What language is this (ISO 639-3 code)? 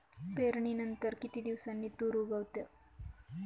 mar